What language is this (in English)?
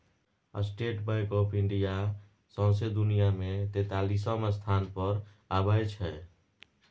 Maithili